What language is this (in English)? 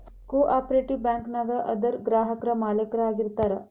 Kannada